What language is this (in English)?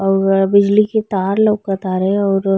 Bhojpuri